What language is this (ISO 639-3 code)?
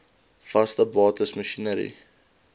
afr